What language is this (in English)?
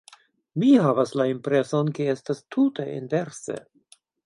Esperanto